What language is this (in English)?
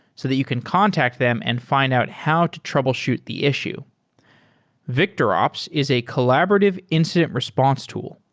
English